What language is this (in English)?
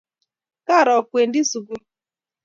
Kalenjin